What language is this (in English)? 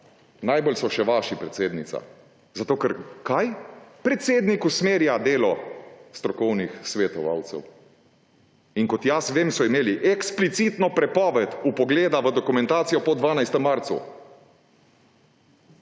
Slovenian